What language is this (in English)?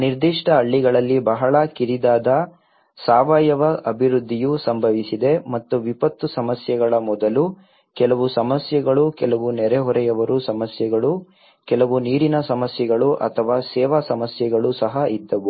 Kannada